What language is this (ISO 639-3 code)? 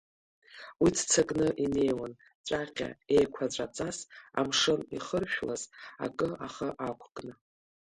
abk